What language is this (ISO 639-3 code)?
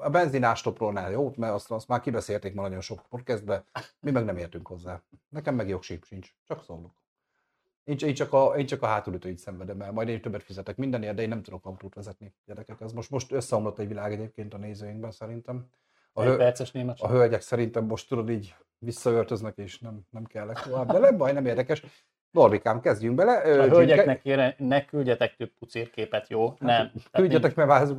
hun